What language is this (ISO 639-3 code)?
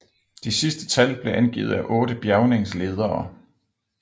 dan